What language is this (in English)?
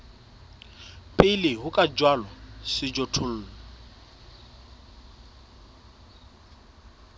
Southern Sotho